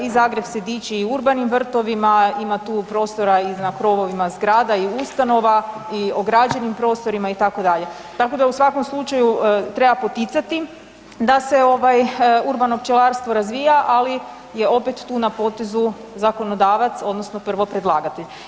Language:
Croatian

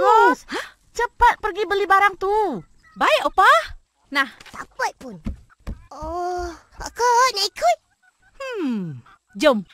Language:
Malay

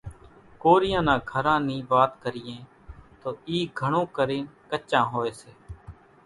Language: Kachi Koli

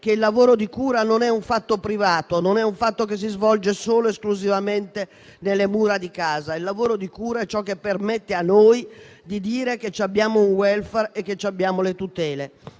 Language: Italian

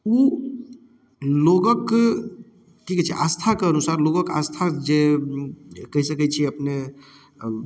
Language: Maithili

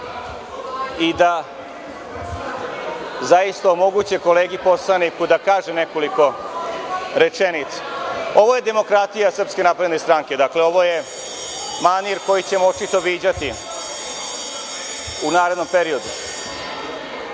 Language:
Serbian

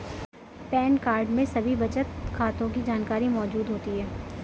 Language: Hindi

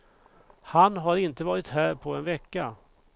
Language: Swedish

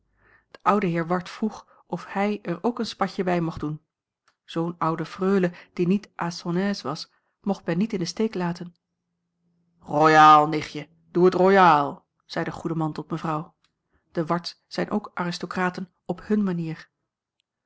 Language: Dutch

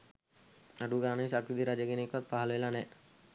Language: Sinhala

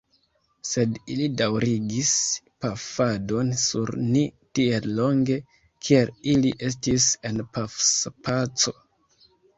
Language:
Esperanto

